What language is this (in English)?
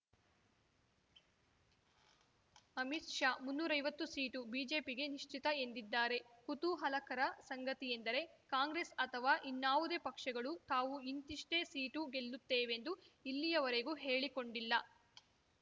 Kannada